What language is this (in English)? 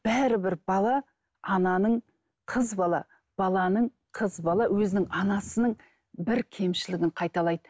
Kazakh